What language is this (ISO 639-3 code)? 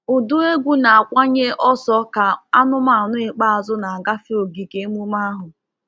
ibo